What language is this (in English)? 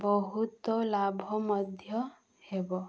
Odia